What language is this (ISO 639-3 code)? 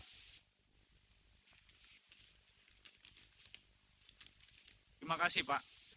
ind